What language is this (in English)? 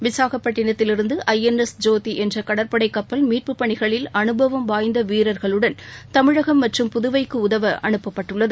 Tamil